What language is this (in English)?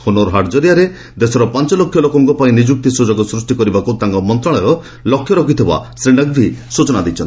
Odia